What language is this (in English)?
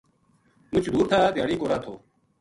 Gujari